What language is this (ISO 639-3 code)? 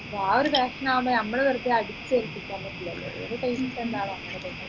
mal